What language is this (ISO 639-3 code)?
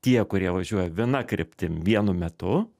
lit